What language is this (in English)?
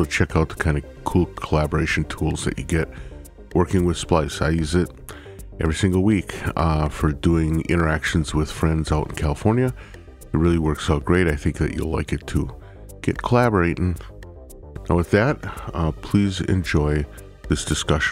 English